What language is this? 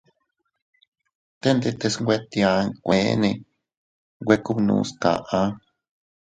Teutila Cuicatec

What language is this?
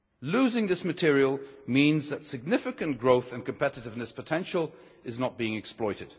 English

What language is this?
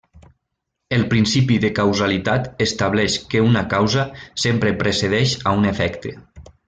Catalan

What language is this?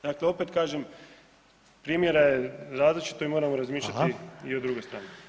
Croatian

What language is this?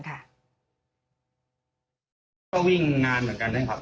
Thai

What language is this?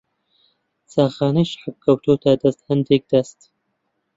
Central Kurdish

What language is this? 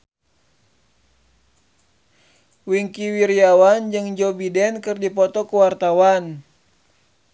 Sundanese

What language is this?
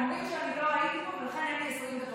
Hebrew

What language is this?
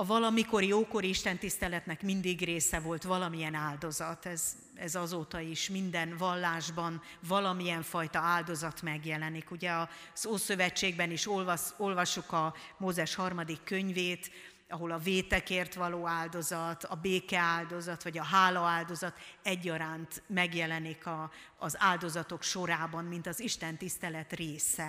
Hungarian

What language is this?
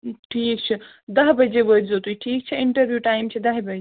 Kashmiri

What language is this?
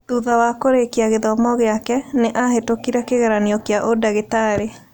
Kikuyu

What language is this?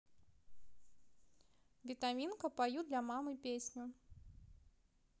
Russian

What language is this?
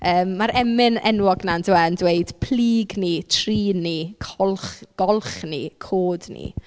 Welsh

